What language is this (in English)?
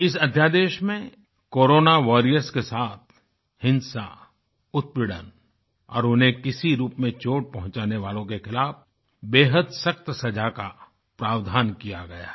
Hindi